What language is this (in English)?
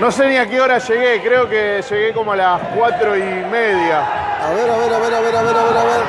Spanish